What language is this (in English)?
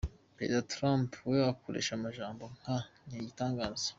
Kinyarwanda